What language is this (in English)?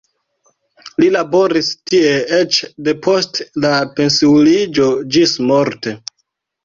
Esperanto